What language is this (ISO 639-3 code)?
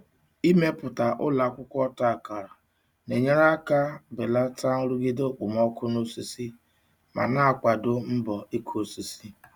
ibo